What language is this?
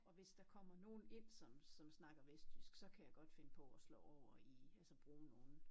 Danish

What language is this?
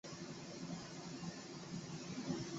Chinese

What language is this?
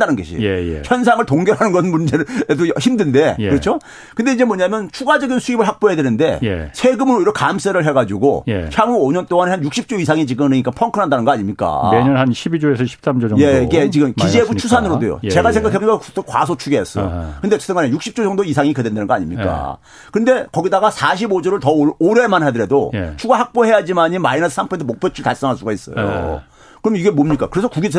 Korean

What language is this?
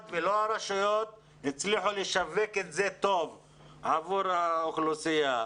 Hebrew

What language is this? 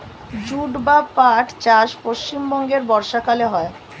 Bangla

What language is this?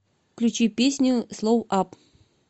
Russian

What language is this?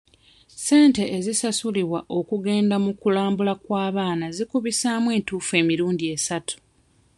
Ganda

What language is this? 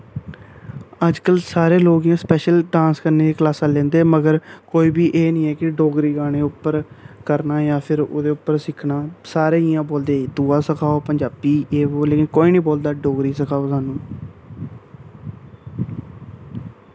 Dogri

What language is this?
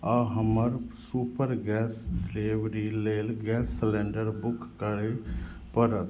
Maithili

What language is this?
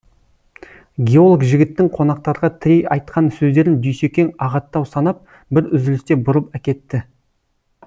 Kazakh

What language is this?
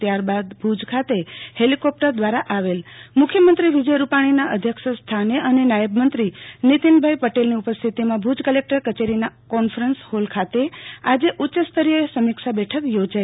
Gujarati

